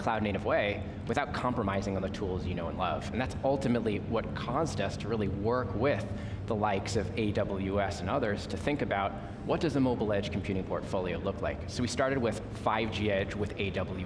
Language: English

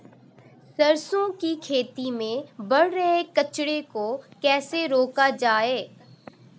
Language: Hindi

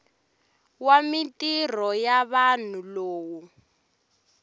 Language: Tsonga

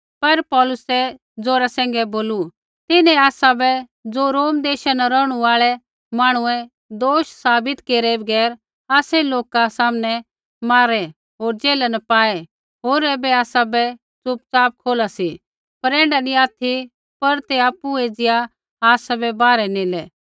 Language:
Kullu Pahari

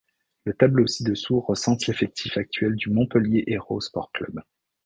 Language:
French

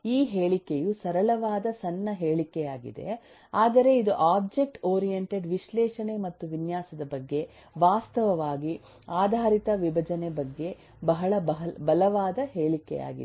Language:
Kannada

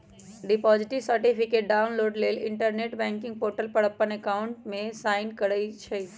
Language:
Magahi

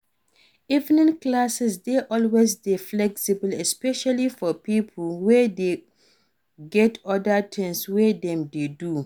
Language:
Nigerian Pidgin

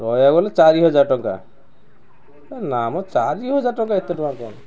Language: Odia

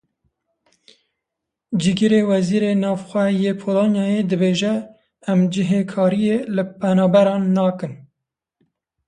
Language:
Kurdish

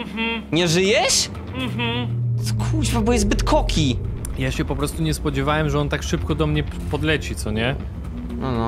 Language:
Polish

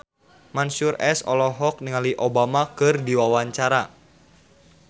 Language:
Sundanese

